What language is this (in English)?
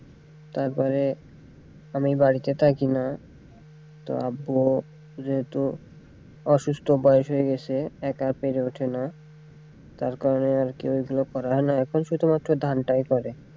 Bangla